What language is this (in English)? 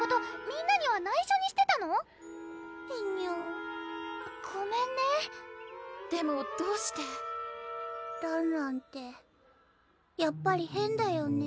Japanese